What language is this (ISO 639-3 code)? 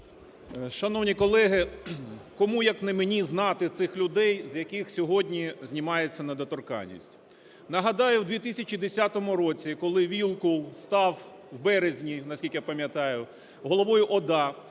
ukr